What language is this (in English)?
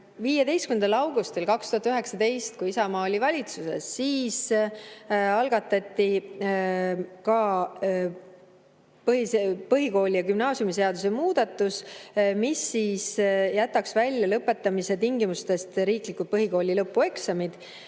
Estonian